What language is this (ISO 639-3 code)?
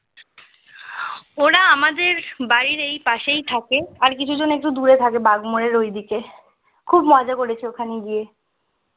ben